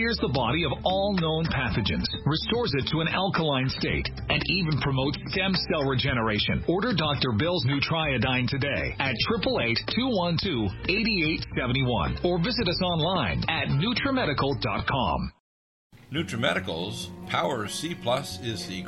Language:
English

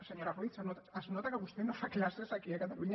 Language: Catalan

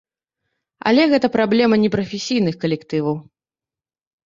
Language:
Belarusian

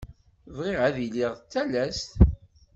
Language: Kabyle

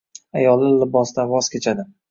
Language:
Uzbek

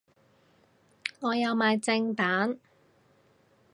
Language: Cantonese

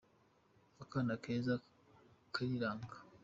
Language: Kinyarwanda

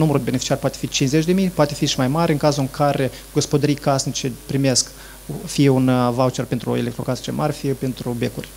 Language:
Romanian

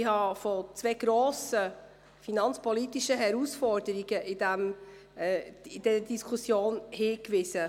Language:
Swiss German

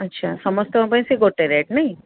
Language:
Odia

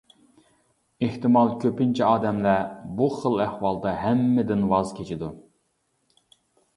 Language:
Uyghur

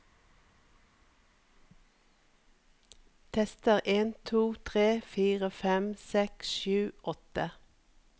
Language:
Norwegian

